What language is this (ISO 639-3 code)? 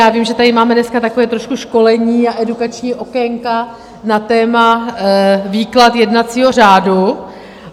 ces